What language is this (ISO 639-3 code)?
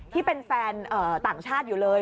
tha